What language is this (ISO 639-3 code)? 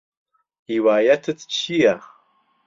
ckb